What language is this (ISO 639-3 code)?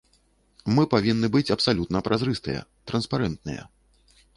bel